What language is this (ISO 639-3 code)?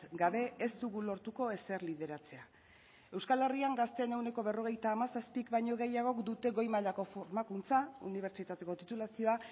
eus